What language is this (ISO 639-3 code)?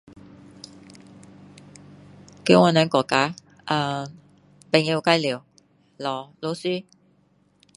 cdo